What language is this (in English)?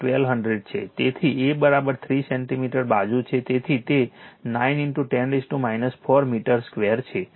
Gujarati